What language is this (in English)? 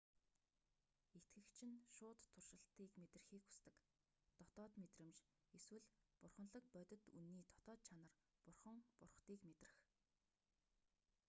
Mongolian